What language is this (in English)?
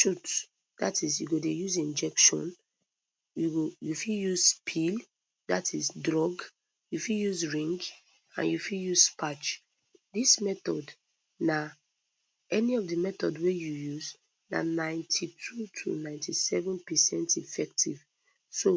Nigerian Pidgin